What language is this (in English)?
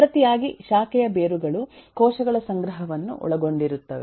Kannada